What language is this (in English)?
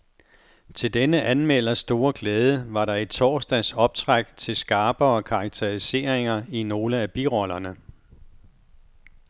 Danish